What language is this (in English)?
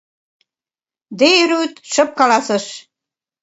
Mari